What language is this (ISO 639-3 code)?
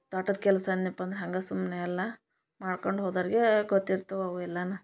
kan